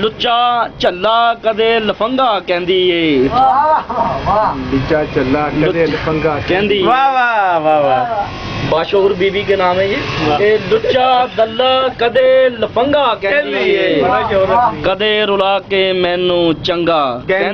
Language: Hindi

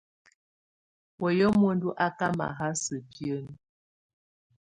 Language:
Tunen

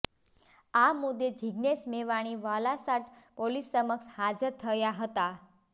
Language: Gujarati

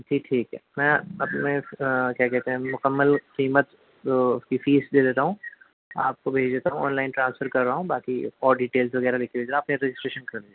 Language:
Urdu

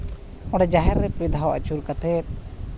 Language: Santali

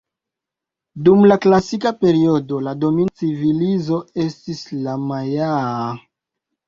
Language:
Esperanto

